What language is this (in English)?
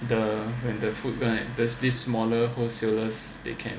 English